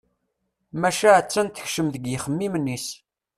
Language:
Kabyle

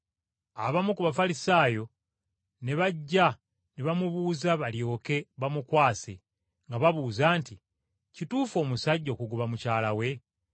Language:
Ganda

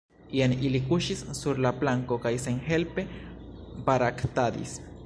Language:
Esperanto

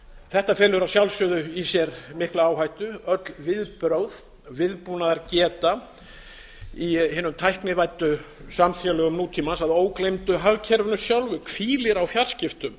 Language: Icelandic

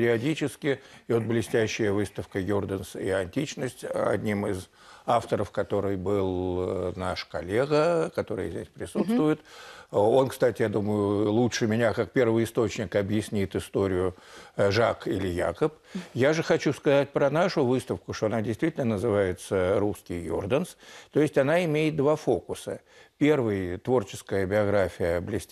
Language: Russian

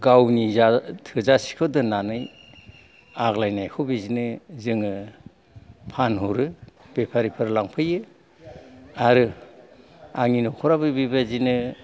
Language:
Bodo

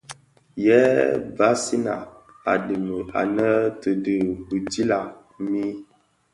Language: Bafia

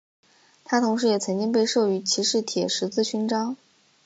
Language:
Chinese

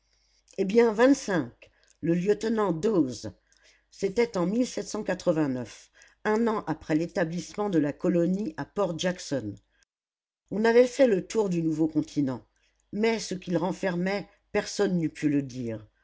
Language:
French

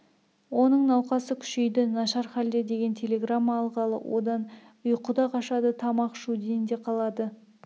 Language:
Kazakh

